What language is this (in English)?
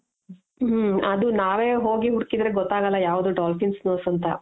Kannada